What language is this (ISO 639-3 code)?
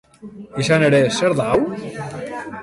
eus